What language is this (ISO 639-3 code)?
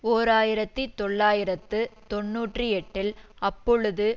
tam